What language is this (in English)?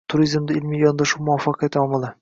Uzbek